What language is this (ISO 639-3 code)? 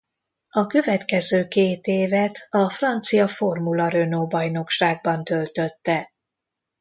hun